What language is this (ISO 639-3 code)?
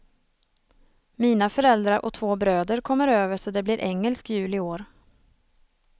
swe